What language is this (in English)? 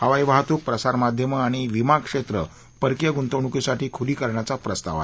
Marathi